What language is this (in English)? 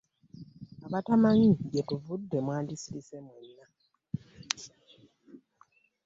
Ganda